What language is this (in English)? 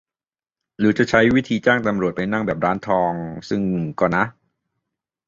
Thai